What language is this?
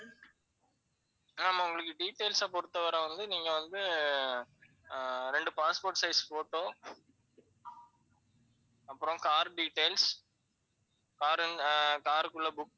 Tamil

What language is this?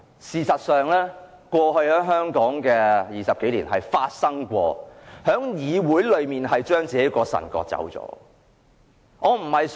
Cantonese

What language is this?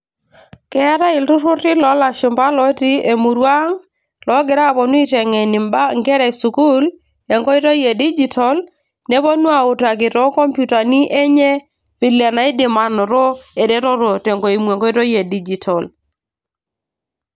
Masai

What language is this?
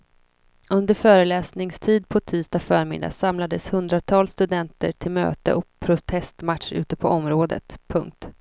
Swedish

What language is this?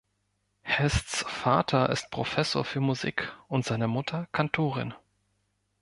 German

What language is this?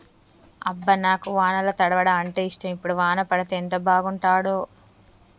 Telugu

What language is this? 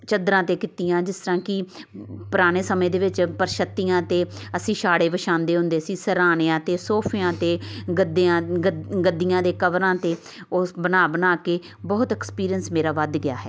Punjabi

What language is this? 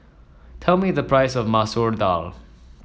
English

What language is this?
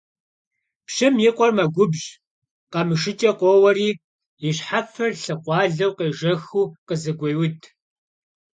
Kabardian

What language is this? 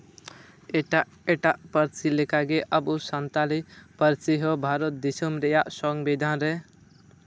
Santali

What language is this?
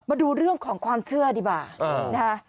Thai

